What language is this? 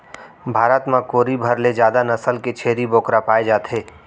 Chhattisgarhi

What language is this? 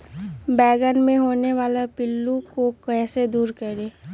Magahi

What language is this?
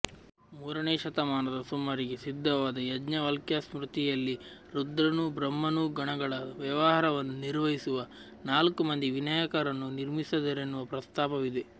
Kannada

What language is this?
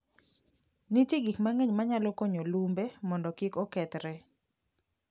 Luo (Kenya and Tanzania)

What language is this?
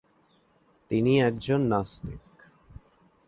Bangla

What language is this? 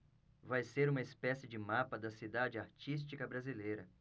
Portuguese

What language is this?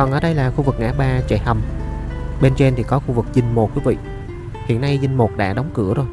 Vietnamese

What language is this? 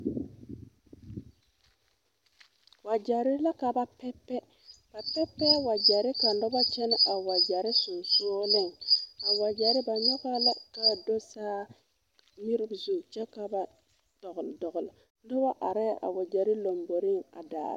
Southern Dagaare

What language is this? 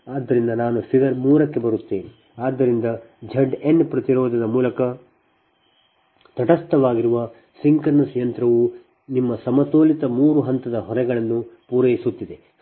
Kannada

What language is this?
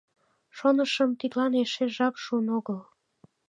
Mari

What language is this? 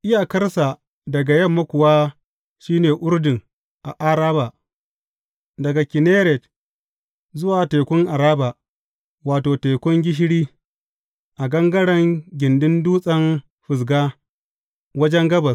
Hausa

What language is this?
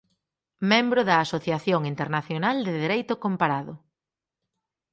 Galician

